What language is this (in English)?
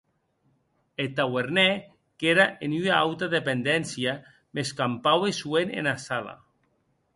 Occitan